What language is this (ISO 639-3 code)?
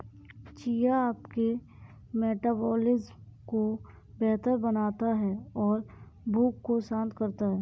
hin